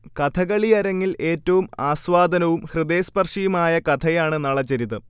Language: Malayalam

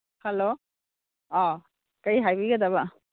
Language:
Manipuri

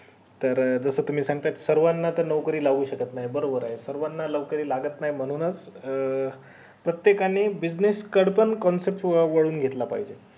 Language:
Marathi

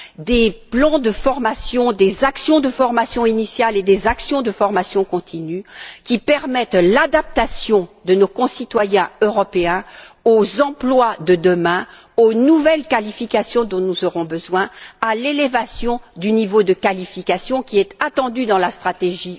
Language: French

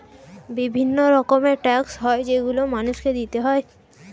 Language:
Bangla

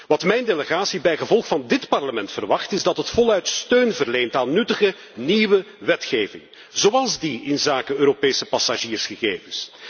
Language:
Dutch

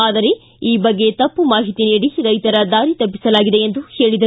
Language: Kannada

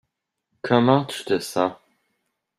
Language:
French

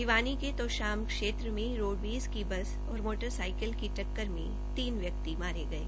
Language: Hindi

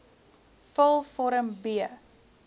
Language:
Afrikaans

